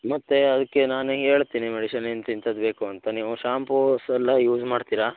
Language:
Kannada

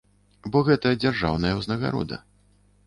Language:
Belarusian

